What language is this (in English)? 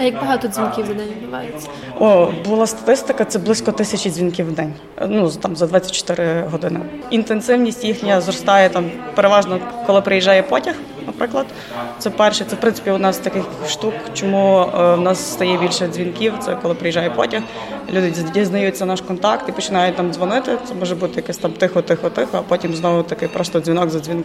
Ukrainian